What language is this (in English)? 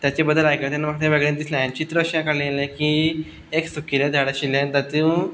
Konkani